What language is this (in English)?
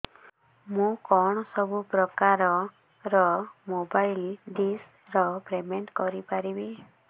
Odia